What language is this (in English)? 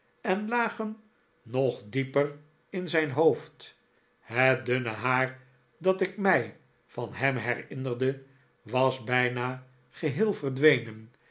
Dutch